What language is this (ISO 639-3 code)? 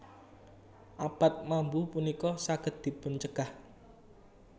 jav